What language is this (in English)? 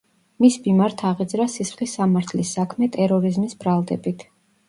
Georgian